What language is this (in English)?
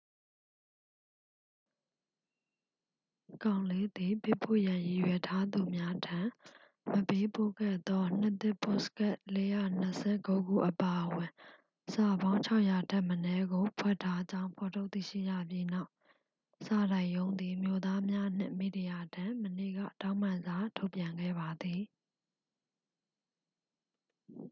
Burmese